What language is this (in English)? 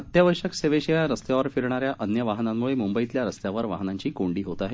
Marathi